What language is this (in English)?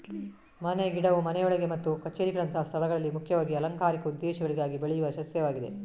Kannada